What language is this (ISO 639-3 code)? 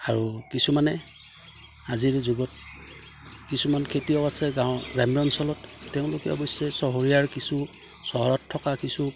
asm